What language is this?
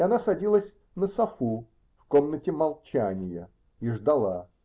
Russian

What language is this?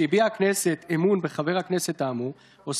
Hebrew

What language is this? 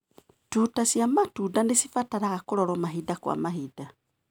Kikuyu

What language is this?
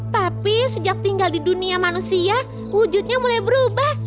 Indonesian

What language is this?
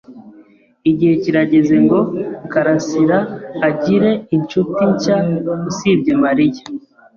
Kinyarwanda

